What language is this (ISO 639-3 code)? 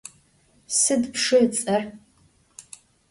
ady